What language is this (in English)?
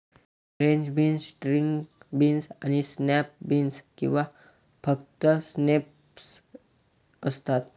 Marathi